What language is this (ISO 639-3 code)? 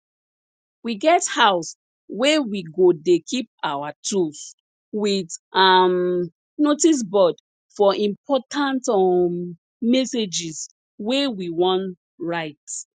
pcm